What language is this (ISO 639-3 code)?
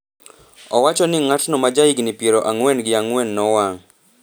luo